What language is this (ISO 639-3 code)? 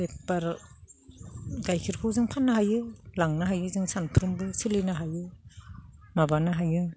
brx